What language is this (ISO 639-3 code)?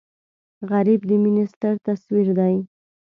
pus